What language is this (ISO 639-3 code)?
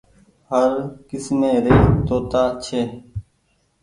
gig